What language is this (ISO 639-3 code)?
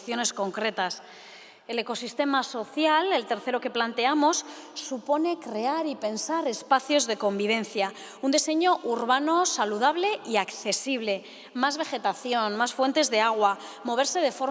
spa